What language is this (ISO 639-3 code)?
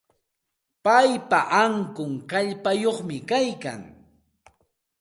qxt